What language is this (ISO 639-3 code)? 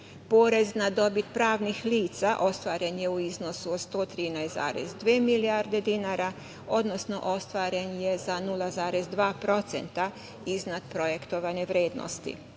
srp